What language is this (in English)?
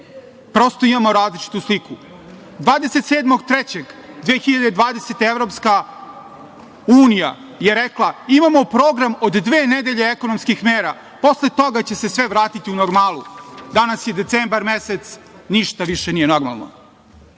Serbian